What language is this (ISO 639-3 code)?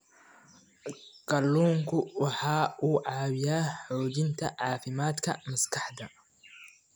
som